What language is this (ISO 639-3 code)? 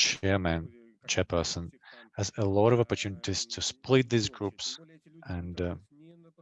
eng